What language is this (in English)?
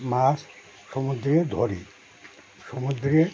Bangla